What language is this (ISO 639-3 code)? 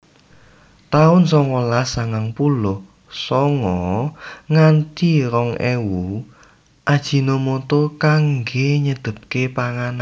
jav